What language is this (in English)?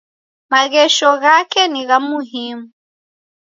Taita